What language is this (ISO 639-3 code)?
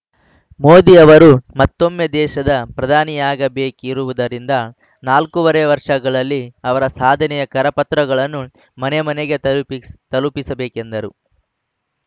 kan